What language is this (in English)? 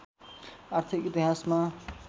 Nepali